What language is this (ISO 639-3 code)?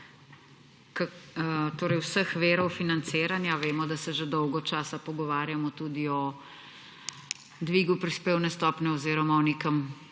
slv